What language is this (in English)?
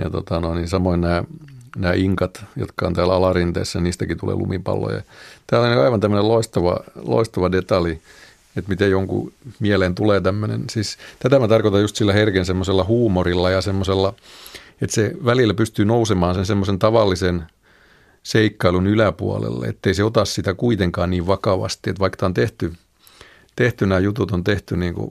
Finnish